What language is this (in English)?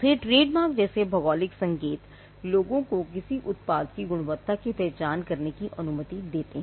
Hindi